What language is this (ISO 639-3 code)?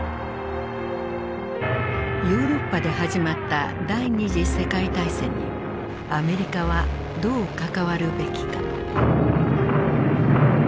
jpn